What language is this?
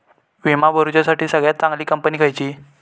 Marathi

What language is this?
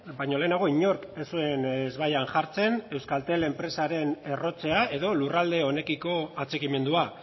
Basque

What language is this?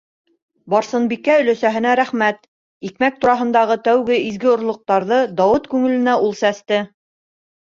Bashkir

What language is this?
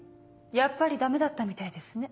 Japanese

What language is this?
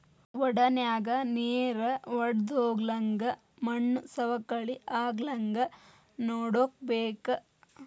Kannada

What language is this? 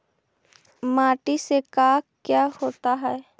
Magahi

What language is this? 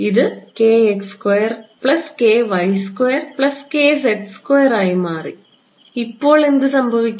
Malayalam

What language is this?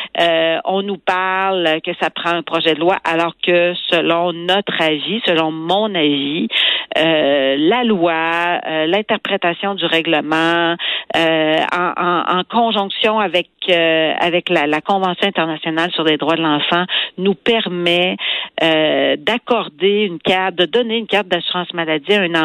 French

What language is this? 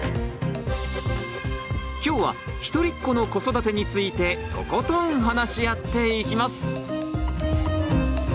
Japanese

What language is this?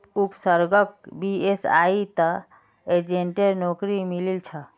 Magahi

